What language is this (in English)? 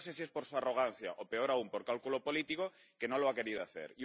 Spanish